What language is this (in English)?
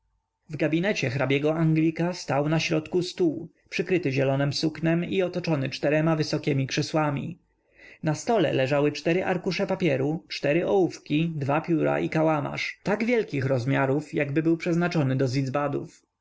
Polish